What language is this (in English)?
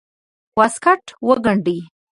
Pashto